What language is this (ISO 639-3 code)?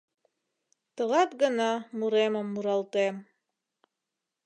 chm